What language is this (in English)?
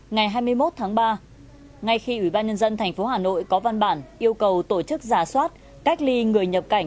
Vietnamese